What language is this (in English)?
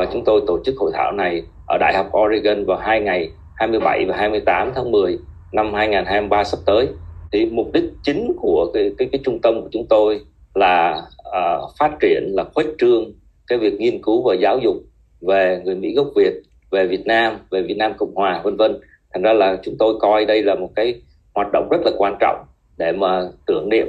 Vietnamese